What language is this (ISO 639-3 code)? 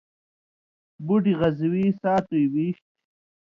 mvy